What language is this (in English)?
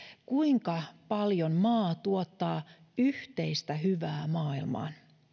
Finnish